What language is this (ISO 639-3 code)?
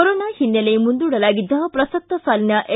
kan